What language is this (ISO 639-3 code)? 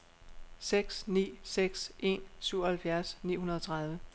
dan